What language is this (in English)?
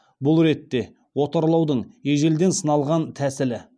Kazakh